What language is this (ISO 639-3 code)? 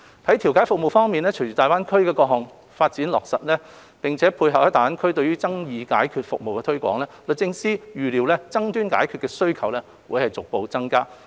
yue